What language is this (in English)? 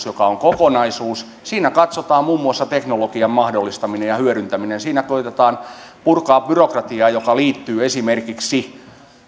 Finnish